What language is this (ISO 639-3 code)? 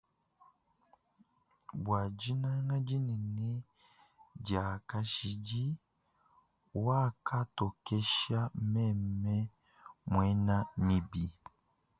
lua